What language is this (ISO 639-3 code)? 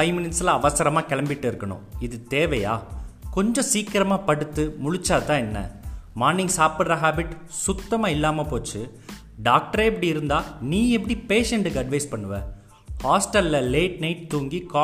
tam